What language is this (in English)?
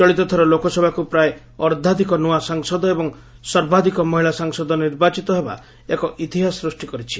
Odia